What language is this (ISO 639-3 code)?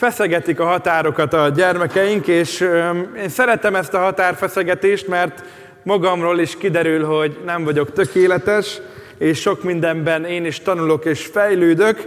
hun